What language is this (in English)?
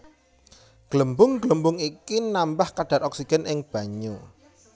Javanese